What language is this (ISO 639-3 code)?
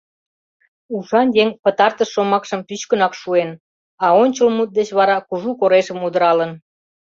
chm